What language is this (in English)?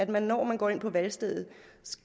Danish